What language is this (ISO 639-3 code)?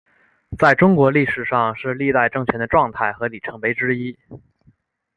zho